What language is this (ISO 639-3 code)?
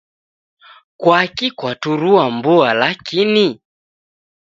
dav